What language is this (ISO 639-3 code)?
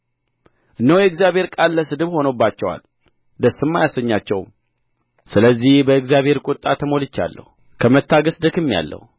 amh